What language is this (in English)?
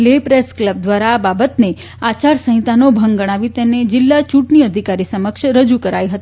Gujarati